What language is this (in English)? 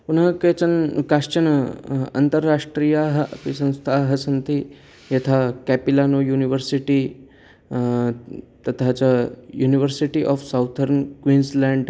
Sanskrit